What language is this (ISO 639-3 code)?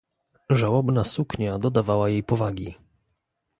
pol